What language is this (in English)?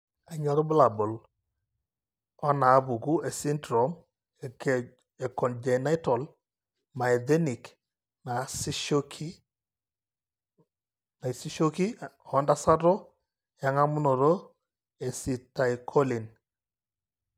Masai